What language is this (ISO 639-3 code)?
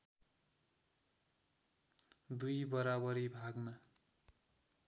nep